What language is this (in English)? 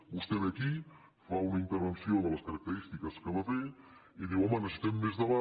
Catalan